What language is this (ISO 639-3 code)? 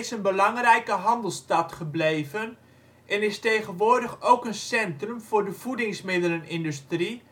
nld